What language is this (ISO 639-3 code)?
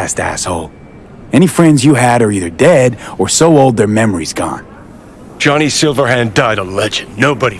eng